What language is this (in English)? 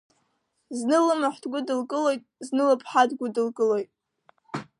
Abkhazian